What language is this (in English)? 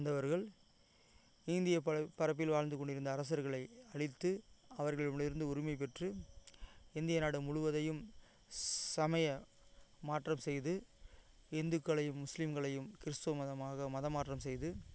Tamil